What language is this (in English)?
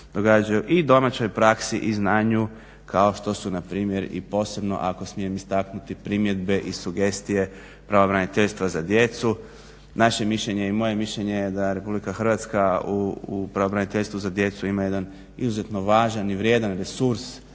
Croatian